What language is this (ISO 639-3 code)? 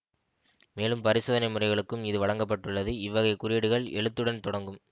tam